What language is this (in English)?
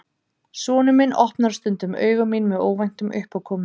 Icelandic